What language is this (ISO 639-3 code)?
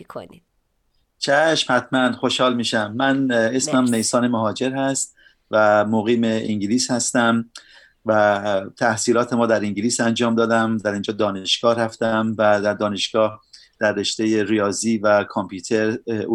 fas